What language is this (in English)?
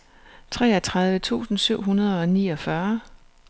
Danish